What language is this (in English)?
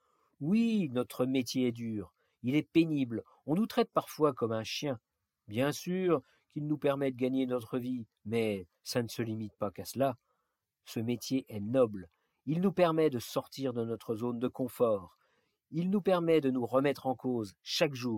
French